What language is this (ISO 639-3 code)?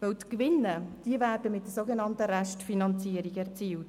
gsw